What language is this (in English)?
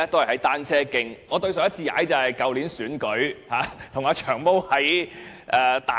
Cantonese